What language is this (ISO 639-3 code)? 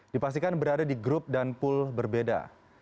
ind